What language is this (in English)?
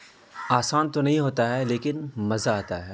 Urdu